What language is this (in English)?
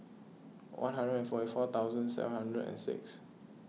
English